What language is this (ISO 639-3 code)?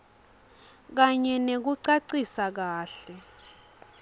ssw